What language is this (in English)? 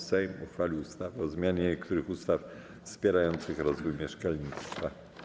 Polish